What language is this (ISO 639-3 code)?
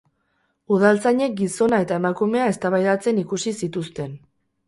eus